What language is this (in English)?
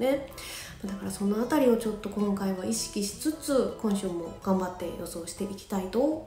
Japanese